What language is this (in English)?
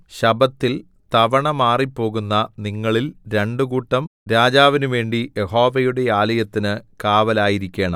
Malayalam